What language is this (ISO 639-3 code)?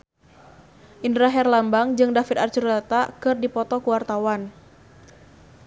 sun